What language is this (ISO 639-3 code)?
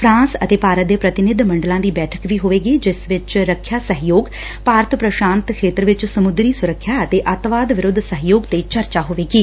pan